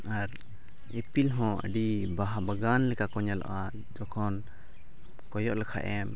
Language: Santali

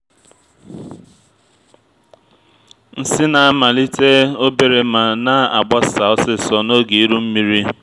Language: Igbo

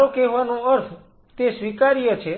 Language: Gujarati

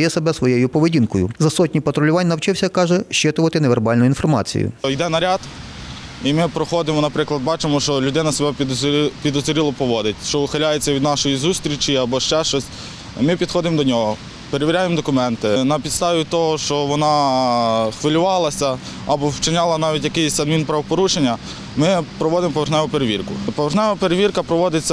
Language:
Ukrainian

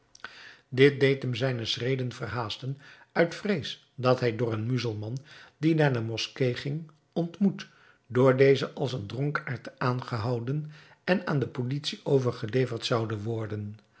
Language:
Dutch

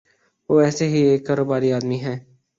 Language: Urdu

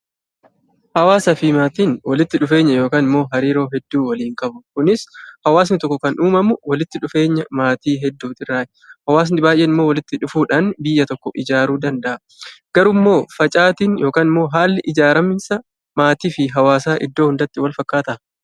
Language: Oromo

